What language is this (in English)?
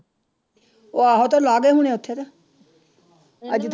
Punjabi